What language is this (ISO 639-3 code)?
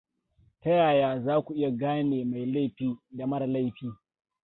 hau